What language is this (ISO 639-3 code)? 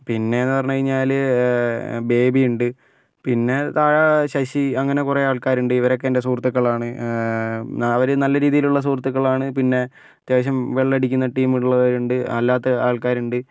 mal